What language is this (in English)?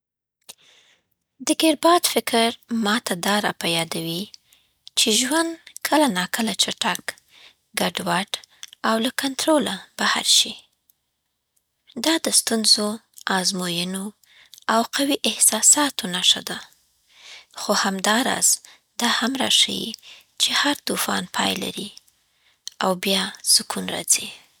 Southern Pashto